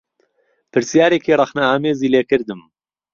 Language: Central Kurdish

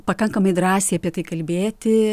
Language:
Lithuanian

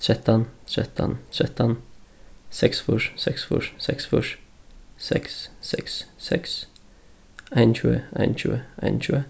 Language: Faroese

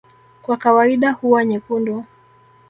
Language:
Swahili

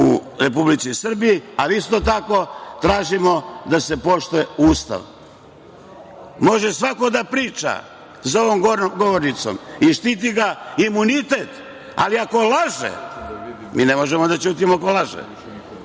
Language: Serbian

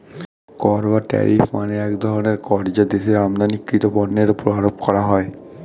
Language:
Bangla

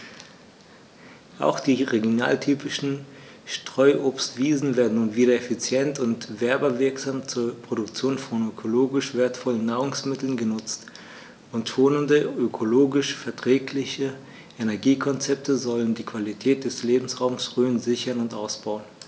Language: German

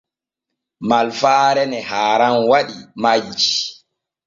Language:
Borgu Fulfulde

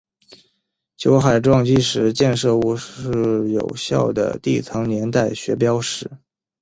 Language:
Chinese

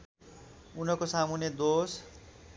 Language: Nepali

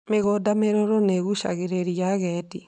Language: Kikuyu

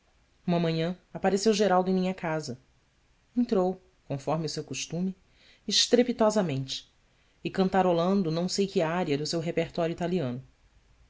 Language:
Portuguese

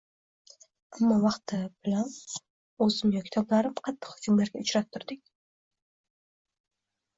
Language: Uzbek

